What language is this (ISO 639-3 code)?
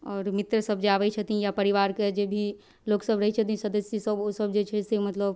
mai